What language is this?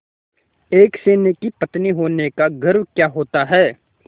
Hindi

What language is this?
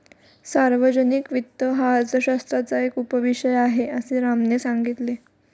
Marathi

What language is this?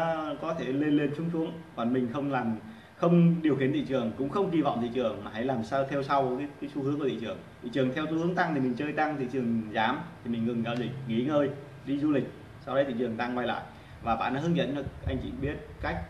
Vietnamese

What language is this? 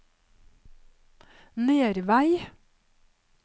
Norwegian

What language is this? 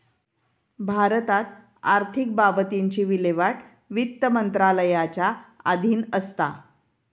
Marathi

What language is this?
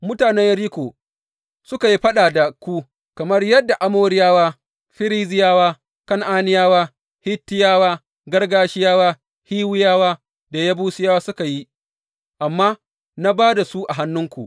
Hausa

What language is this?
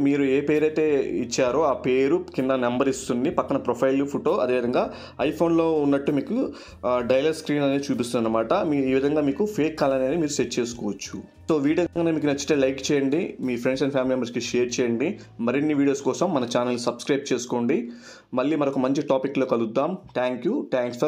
Telugu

